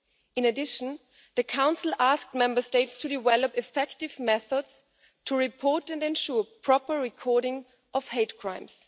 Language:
English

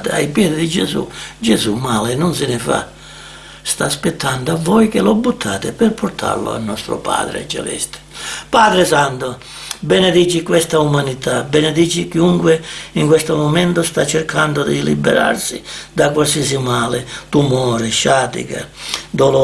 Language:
Italian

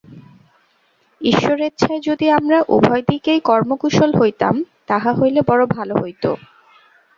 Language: Bangla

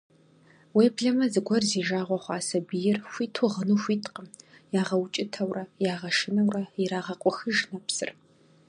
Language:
Kabardian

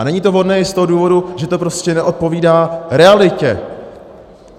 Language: Czech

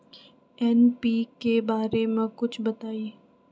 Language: Magahi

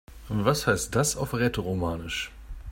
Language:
German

